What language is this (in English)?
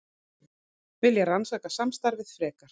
Icelandic